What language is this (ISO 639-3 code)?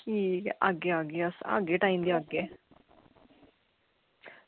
doi